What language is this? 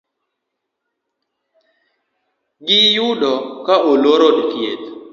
Luo (Kenya and Tanzania)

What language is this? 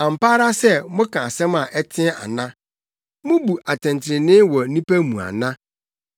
Akan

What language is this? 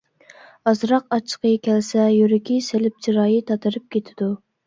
Uyghur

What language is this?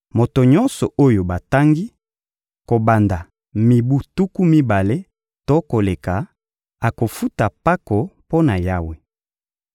Lingala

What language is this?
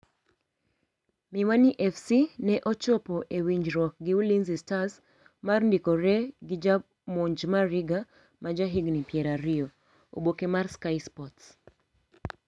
Luo (Kenya and Tanzania)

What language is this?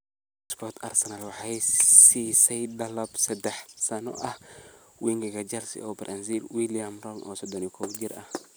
Somali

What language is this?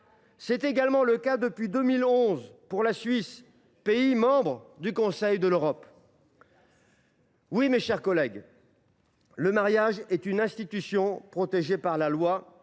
French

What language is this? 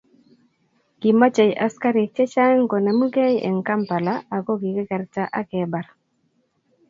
Kalenjin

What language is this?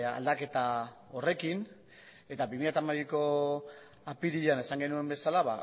Basque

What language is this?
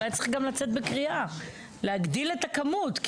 Hebrew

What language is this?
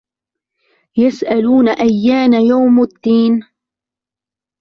Arabic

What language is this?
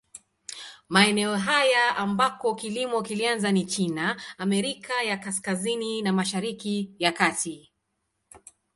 Swahili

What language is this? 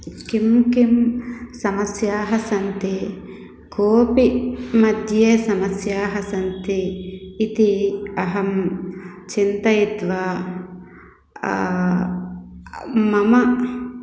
Sanskrit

